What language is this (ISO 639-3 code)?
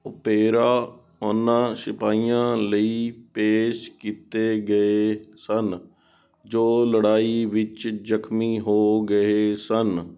pan